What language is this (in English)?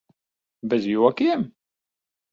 Latvian